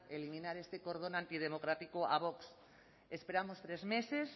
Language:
Spanish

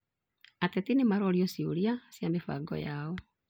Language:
Kikuyu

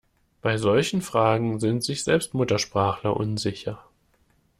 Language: German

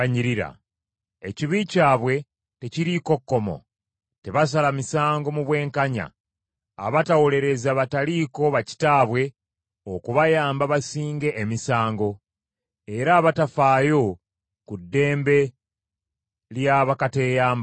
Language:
Ganda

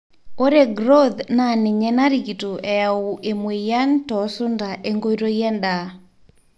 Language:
Masai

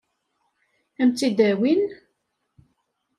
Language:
Kabyle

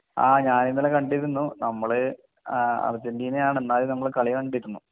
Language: Malayalam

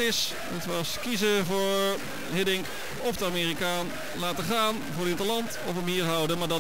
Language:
Dutch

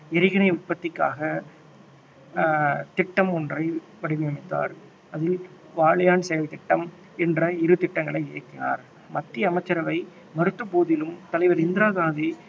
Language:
Tamil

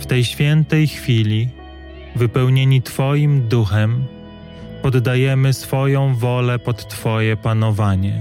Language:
Polish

